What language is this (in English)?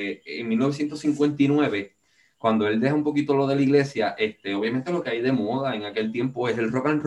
Spanish